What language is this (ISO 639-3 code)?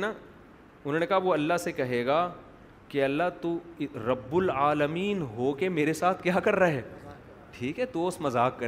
urd